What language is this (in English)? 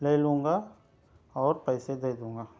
Urdu